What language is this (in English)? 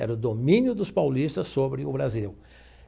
Portuguese